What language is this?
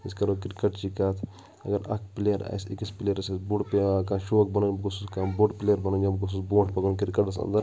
Kashmiri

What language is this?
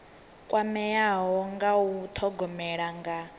Venda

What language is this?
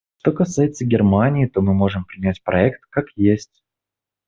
Russian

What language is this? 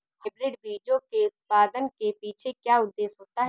Hindi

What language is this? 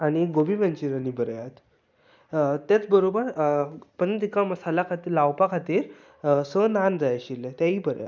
Konkani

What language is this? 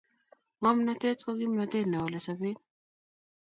Kalenjin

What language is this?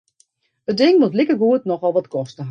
Western Frisian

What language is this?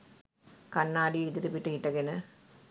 Sinhala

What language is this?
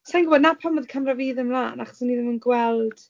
Welsh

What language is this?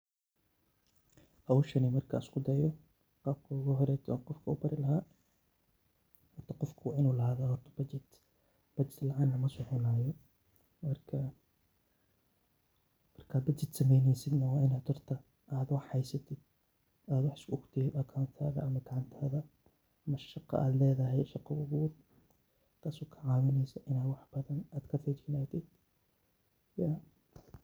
Somali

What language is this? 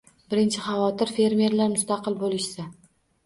Uzbek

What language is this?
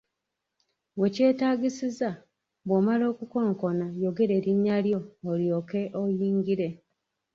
Ganda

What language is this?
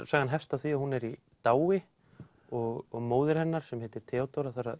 Icelandic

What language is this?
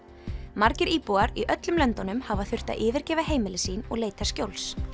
Icelandic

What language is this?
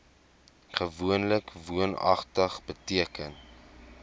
Afrikaans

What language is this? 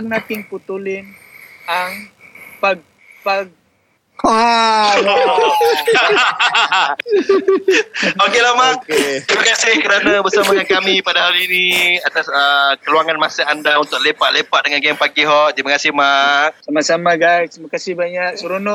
Malay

